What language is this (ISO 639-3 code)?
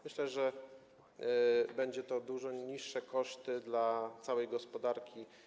pol